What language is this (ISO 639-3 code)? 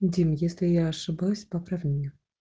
rus